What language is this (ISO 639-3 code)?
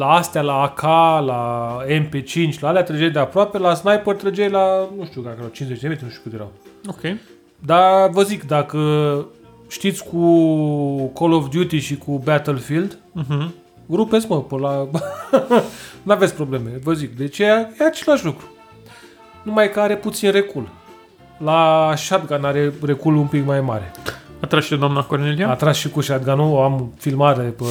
ron